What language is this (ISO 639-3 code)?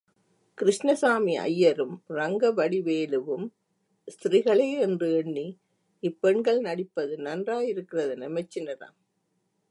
tam